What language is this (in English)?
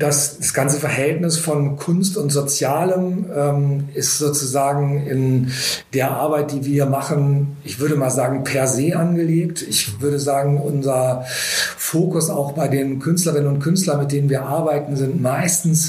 German